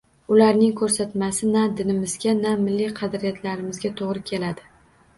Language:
Uzbek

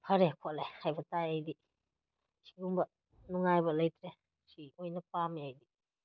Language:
Manipuri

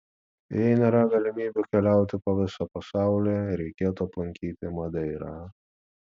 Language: Lithuanian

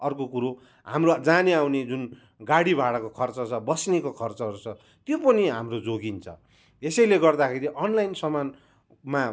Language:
Nepali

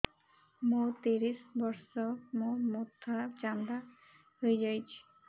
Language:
Odia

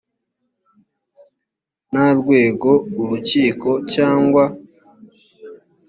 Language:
Kinyarwanda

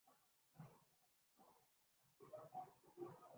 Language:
Urdu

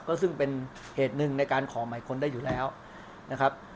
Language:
Thai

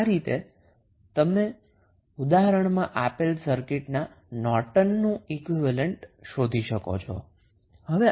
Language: Gujarati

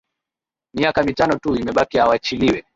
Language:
Swahili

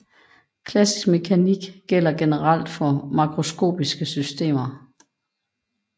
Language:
Danish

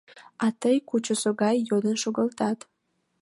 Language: Mari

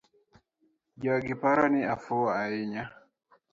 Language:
Luo (Kenya and Tanzania)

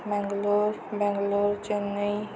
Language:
Marathi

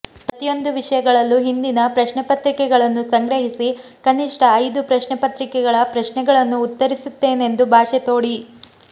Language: Kannada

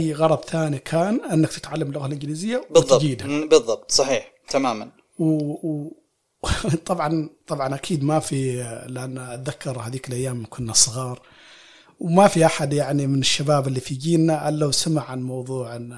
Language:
Arabic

